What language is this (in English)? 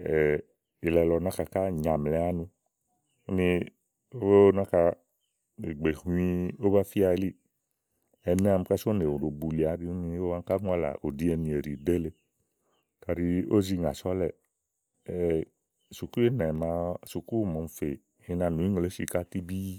Igo